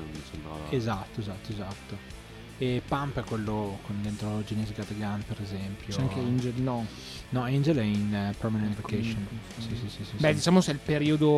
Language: Italian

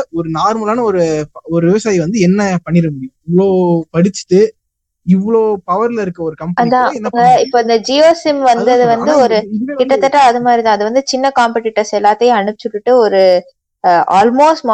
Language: Tamil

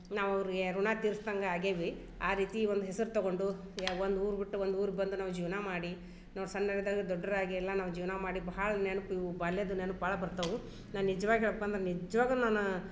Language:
Kannada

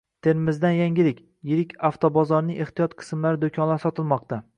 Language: Uzbek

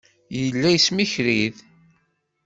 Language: Kabyle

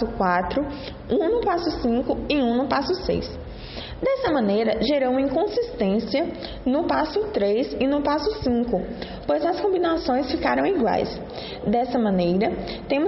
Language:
Portuguese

